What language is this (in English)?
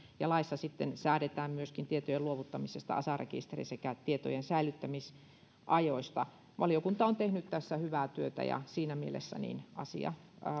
Finnish